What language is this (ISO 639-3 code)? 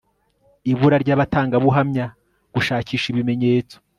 kin